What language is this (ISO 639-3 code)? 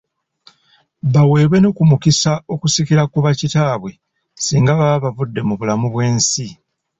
lug